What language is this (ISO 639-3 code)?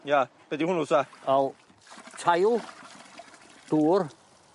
cym